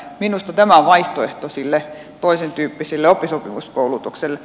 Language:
Finnish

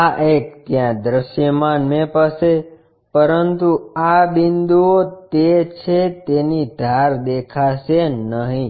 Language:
Gujarati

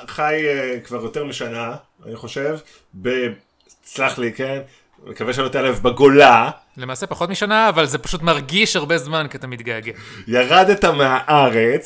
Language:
Hebrew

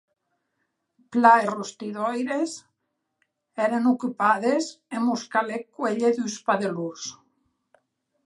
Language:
Occitan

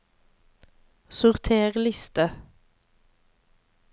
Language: Norwegian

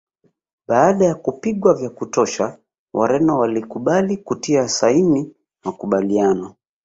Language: Swahili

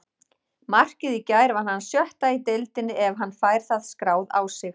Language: Icelandic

